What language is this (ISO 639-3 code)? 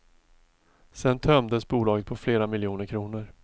swe